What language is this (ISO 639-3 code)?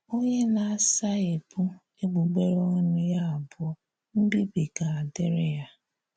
ibo